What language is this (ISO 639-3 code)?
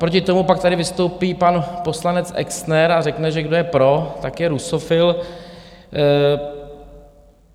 ces